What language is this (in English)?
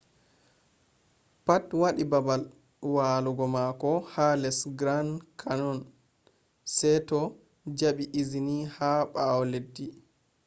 Fula